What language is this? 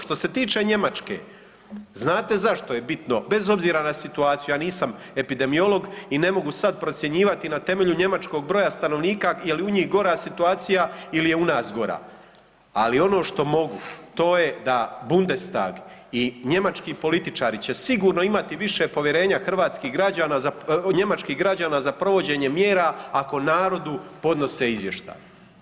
Croatian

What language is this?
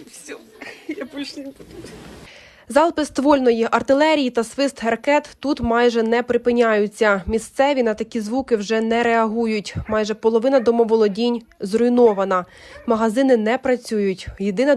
Ukrainian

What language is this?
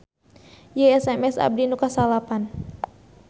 Sundanese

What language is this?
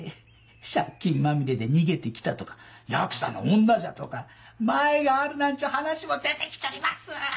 Japanese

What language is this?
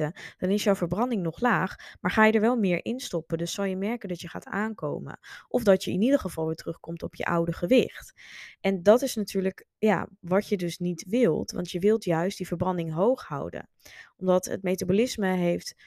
Dutch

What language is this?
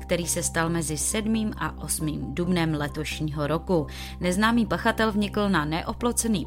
Czech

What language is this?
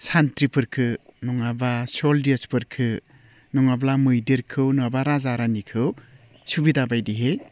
Bodo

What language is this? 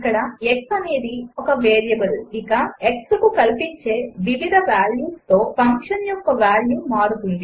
Telugu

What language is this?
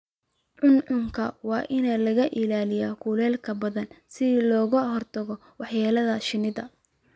Somali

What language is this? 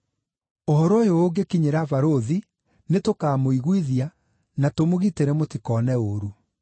Kikuyu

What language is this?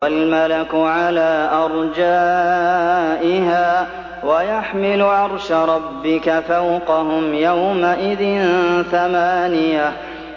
Arabic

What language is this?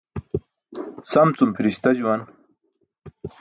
Burushaski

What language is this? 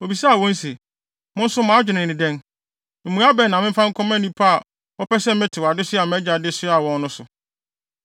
Akan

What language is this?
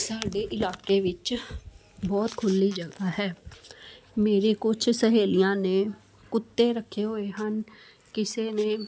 Punjabi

